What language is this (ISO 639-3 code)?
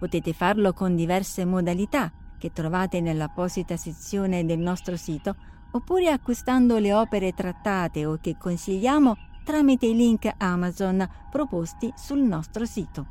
ita